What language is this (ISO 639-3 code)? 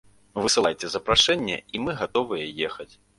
bel